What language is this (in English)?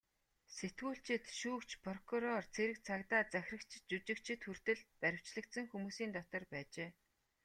Mongolian